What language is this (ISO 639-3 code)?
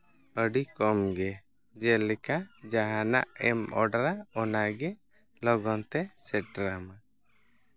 sat